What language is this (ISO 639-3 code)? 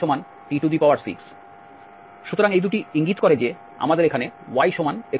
ben